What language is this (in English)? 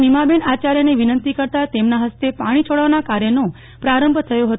Gujarati